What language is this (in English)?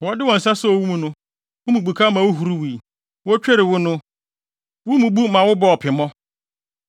Akan